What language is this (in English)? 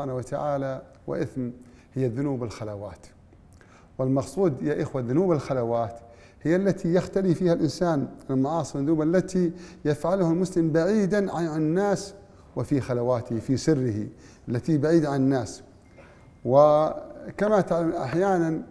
Arabic